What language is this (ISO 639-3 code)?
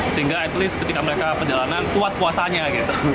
ind